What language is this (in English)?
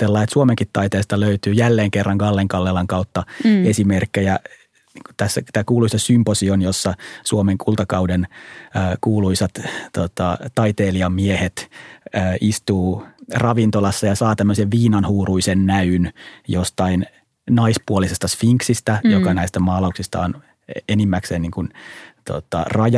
Finnish